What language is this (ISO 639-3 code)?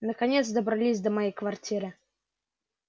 rus